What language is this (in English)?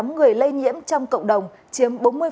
Vietnamese